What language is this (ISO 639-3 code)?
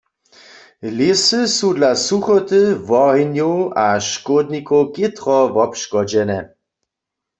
hsb